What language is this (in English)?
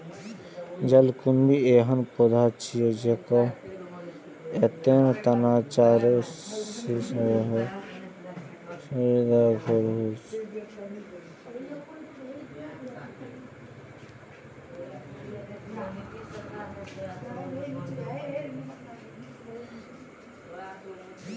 Maithili